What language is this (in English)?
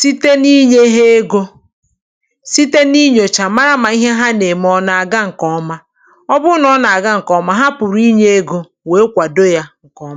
Igbo